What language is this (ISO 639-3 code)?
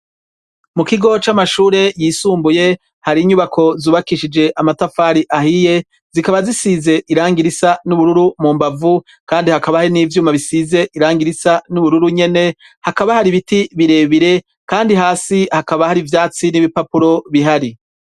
run